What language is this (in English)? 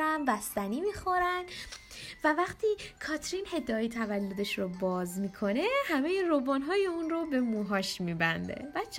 Persian